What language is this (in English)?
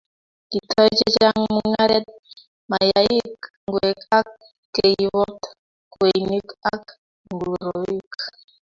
Kalenjin